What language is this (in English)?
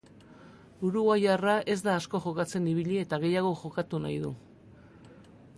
Basque